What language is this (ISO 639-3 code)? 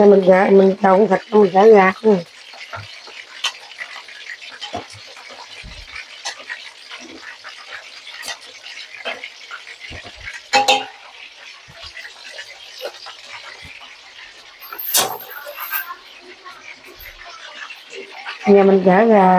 vie